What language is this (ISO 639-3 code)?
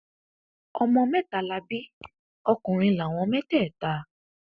yor